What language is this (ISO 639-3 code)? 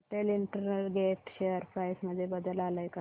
mar